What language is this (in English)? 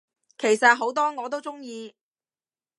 Cantonese